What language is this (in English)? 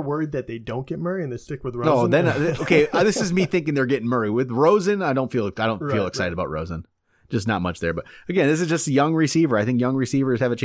English